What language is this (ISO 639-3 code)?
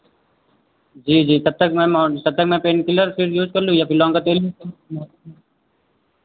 hin